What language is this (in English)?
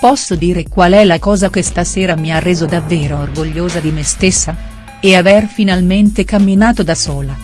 Italian